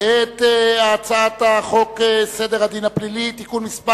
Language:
Hebrew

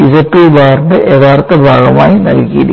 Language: Malayalam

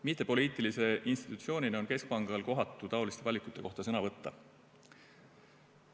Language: Estonian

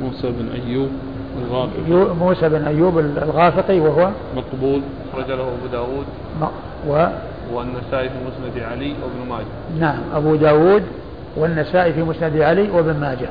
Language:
Arabic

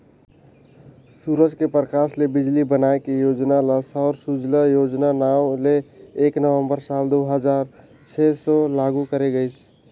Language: Chhattisgarhi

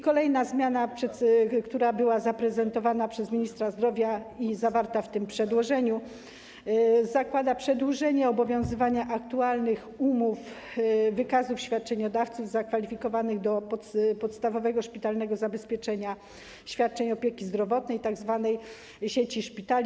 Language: Polish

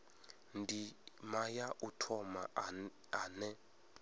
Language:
Venda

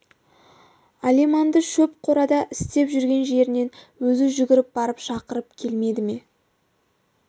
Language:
Kazakh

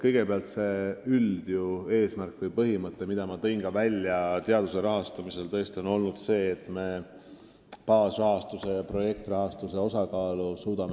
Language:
Estonian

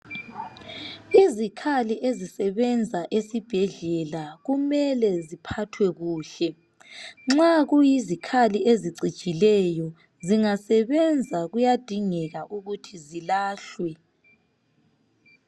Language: North Ndebele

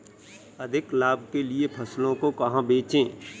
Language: Hindi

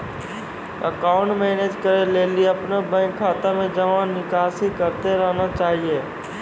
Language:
Maithili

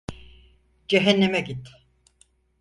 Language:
Turkish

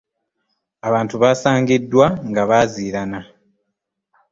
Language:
Ganda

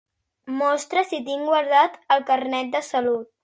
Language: Catalan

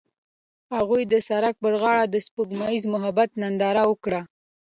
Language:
Pashto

